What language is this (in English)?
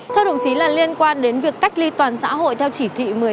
Vietnamese